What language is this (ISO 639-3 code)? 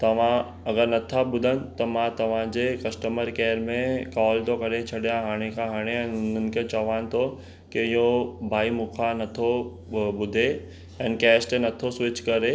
snd